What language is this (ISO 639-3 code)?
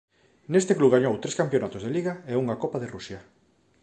glg